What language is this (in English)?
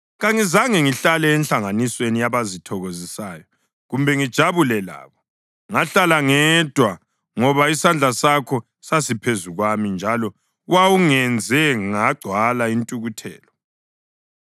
North Ndebele